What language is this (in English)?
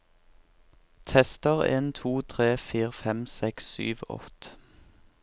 Norwegian